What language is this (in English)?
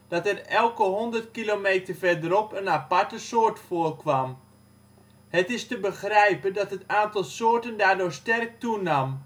Dutch